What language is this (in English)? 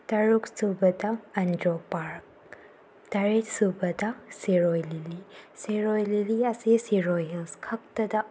Manipuri